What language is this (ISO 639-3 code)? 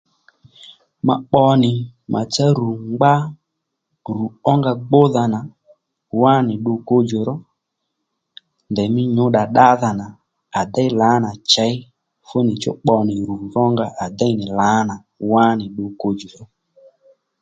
led